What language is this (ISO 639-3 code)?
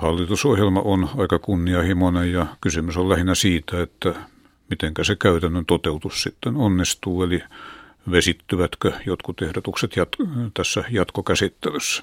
fin